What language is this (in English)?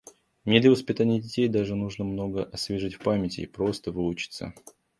Russian